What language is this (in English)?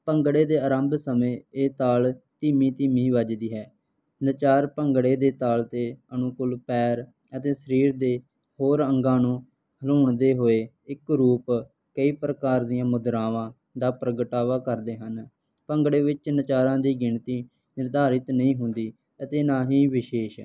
Punjabi